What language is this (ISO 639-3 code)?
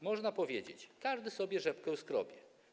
pol